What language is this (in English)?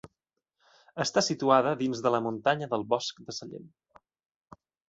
Catalan